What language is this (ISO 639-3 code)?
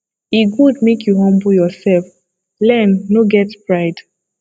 pcm